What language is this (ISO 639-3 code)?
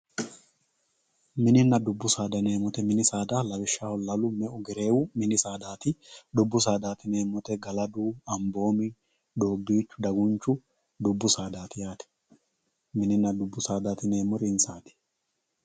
sid